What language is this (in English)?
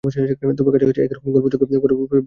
Bangla